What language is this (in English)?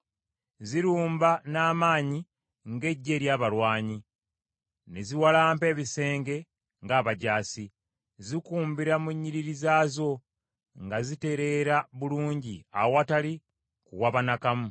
Ganda